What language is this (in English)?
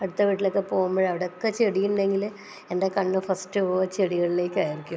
Malayalam